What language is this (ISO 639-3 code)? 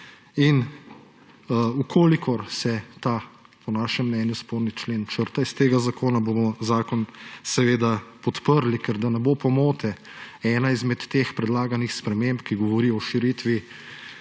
slv